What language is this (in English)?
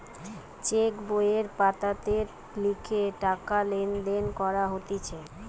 Bangla